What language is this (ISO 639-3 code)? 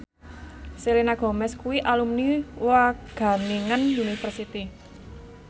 jav